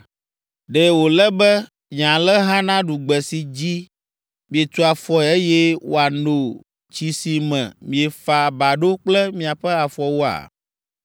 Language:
Ewe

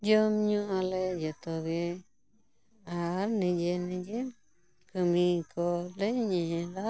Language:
Santali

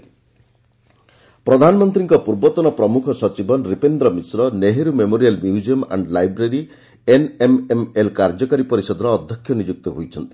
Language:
Odia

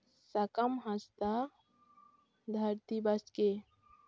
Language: Santali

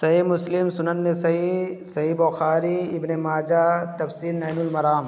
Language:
Urdu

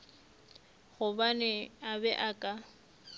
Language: Northern Sotho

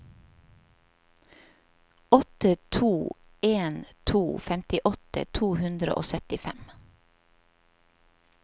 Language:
Norwegian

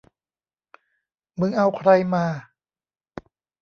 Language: Thai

